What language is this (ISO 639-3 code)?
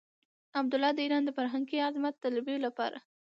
pus